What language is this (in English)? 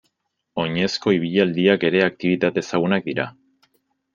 Basque